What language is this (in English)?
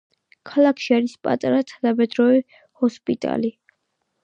Georgian